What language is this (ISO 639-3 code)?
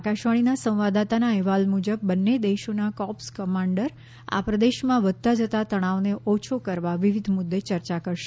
guj